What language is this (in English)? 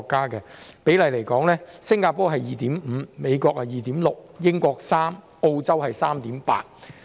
Cantonese